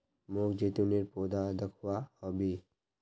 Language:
Magahi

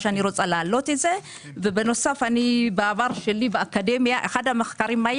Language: Hebrew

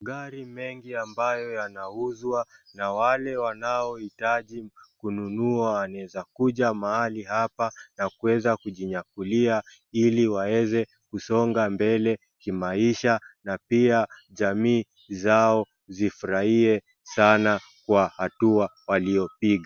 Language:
Swahili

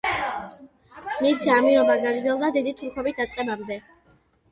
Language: Georgian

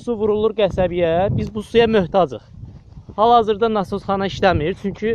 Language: Turkish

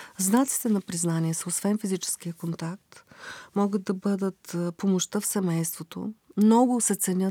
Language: Bulgarian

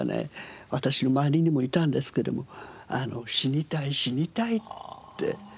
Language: Japanese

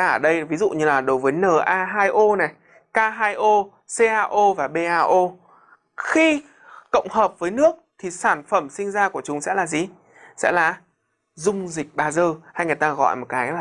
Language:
Vietnamese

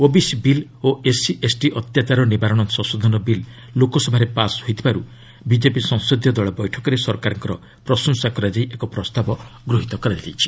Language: Odia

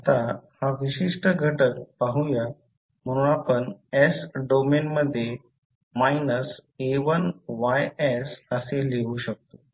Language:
Marathi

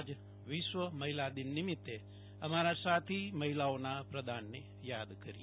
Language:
Gujarati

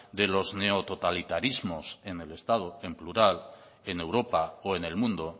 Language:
Spanish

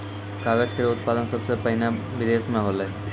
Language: Maithili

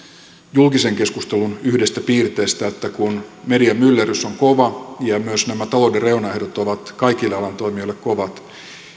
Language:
Finnish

